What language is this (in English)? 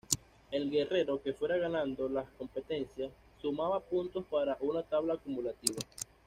Spanish